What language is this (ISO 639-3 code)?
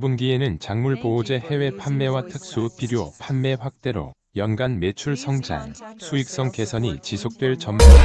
kor